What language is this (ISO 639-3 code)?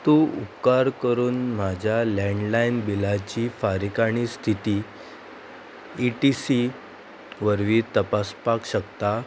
kok